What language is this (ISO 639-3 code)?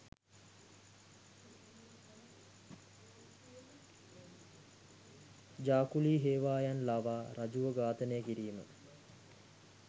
sin